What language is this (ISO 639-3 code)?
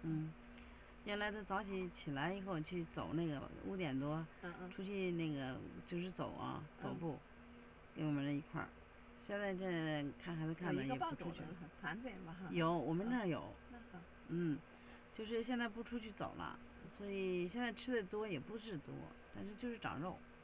zho